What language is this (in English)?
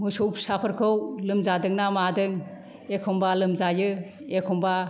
Bodo